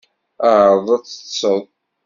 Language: Kabyle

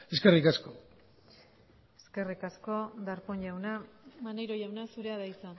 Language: Basque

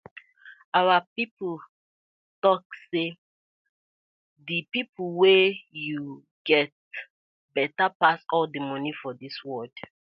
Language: Nigerian Pidgin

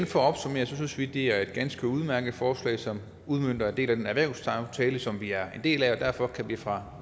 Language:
Danish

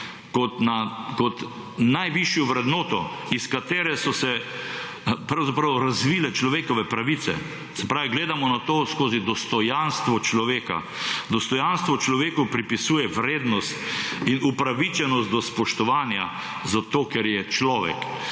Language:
Slovenian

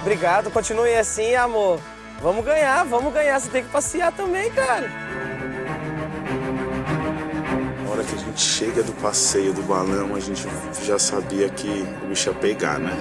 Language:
Portuguese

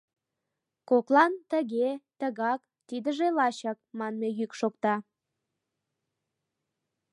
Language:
Mari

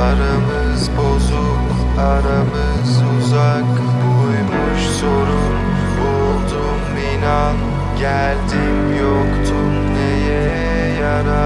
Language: Turkish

